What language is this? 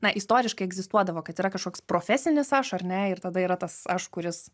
Lithuanian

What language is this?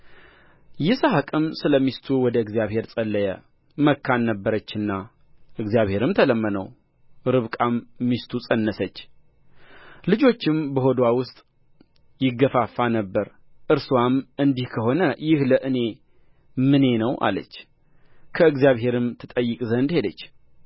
Amharic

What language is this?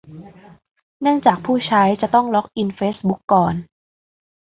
Thai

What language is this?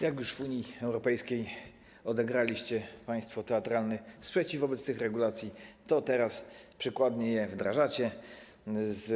Polish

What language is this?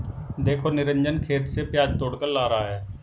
Hindi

